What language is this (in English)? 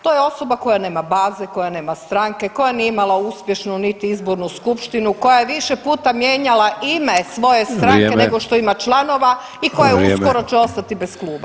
Croatian